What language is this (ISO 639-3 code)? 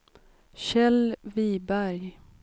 swe